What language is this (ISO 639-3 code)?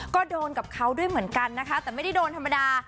tha